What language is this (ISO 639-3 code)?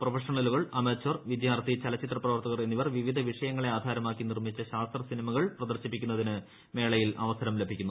mal